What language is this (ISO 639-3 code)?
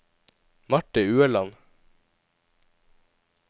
nor